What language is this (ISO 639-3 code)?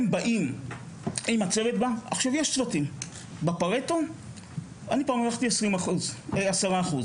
heb